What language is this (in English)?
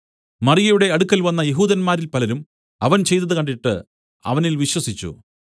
Malayalam